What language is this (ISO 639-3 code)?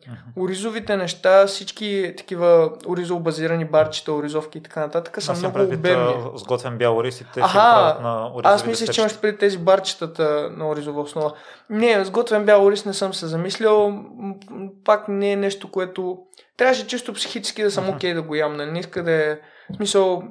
bul